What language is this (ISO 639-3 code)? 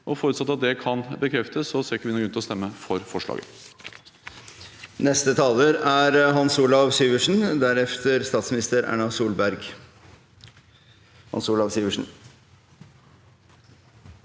nor